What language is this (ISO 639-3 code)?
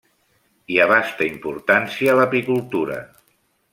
cat